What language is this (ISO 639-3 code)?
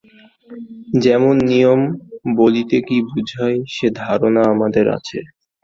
ben